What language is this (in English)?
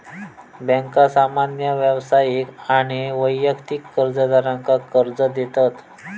Marathi